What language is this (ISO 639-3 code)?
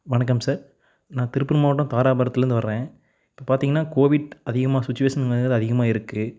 tam